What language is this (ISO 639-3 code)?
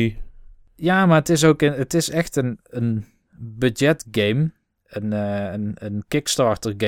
nld